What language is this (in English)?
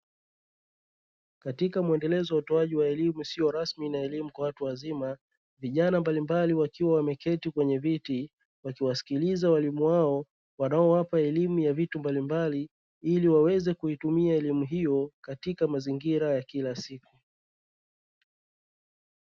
Swahili